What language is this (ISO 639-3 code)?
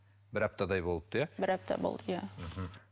kaz